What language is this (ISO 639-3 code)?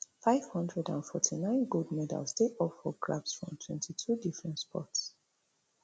pcm